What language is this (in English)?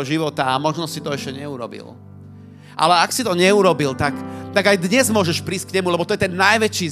Slovak